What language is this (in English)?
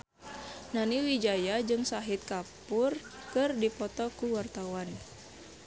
Sundanese